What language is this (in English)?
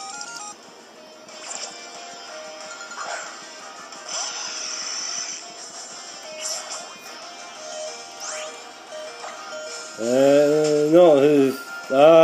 French